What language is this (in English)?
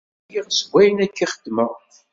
Kabyle